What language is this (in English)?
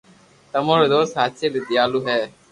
Loarki